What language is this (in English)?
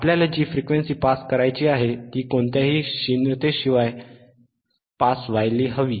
Marathi